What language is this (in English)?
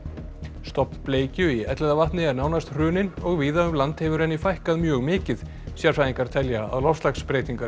Icelandic